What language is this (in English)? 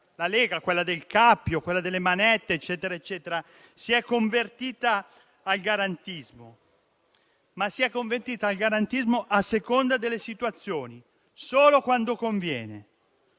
Italian